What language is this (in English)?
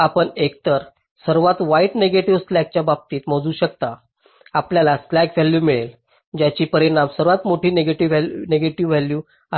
Marathi